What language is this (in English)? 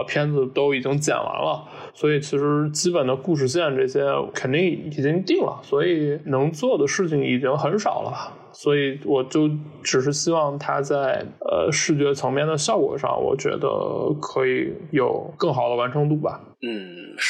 Chinese